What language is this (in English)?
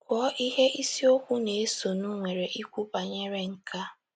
Igbo